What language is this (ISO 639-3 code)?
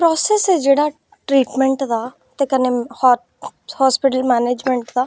doi